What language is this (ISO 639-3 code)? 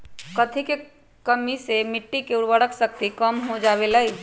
mag